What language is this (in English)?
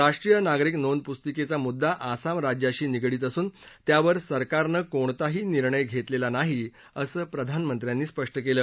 Marathi